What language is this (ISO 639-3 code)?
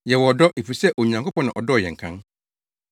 aka